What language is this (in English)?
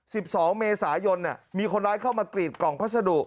Thai